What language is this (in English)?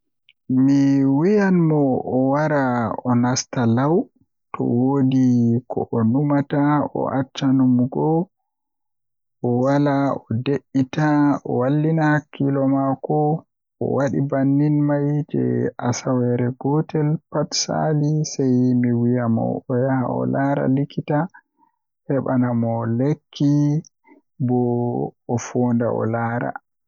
Western Niger Fulfulde